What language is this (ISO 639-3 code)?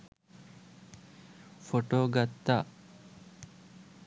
sin